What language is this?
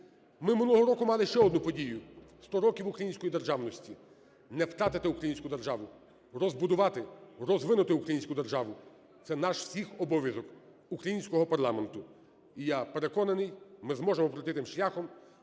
Ukrainian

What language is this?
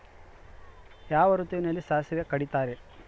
Kannada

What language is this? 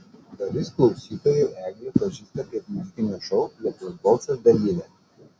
Lithuanian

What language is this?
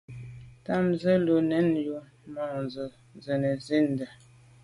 Medumba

